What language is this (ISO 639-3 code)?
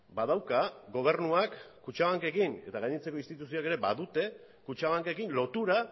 eus